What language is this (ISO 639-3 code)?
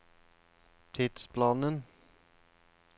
nor